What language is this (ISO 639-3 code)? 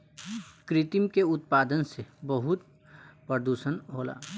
bho